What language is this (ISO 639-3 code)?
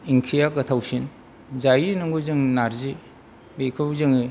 brx